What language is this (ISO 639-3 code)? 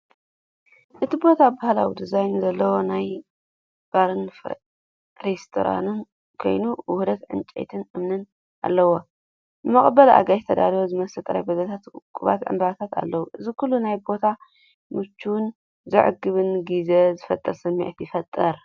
tir